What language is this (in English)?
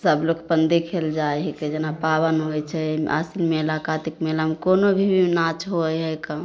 Maithili